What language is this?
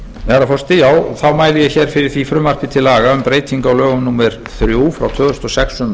Icelandic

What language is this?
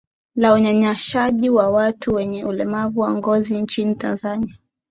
Swahili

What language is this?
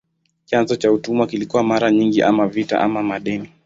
Swahili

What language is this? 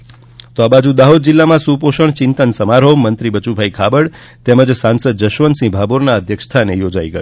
Gujarati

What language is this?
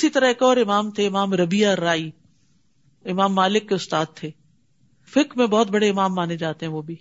Urdu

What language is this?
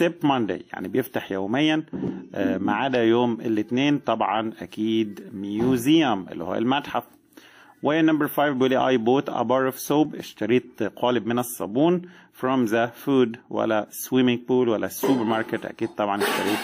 Arabic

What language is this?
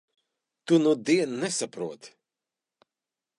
Latvian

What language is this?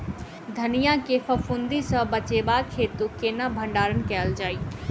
Maithili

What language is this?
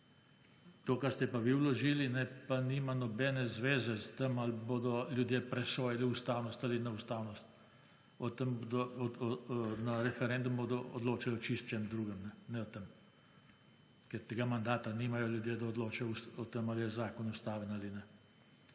Slovenian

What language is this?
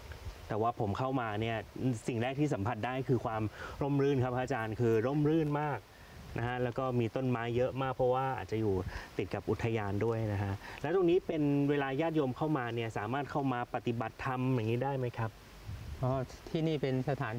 Thai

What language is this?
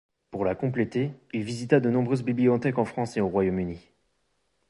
French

